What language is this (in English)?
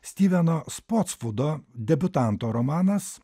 Lithuanian